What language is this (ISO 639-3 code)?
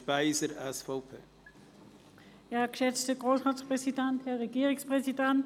gsw